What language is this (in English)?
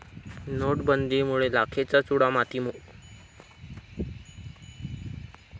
Marathi